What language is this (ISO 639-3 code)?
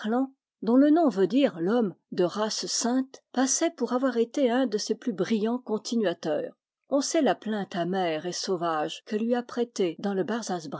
fra